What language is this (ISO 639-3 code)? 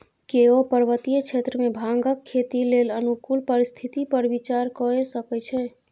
mai